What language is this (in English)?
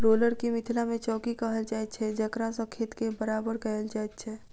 Maithili